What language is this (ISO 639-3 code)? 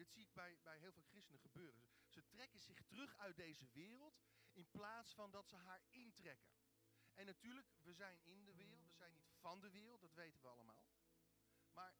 nld